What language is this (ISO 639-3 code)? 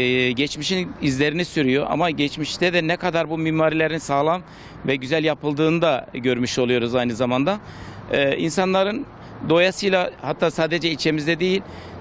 tur